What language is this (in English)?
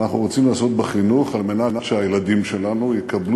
Hebrew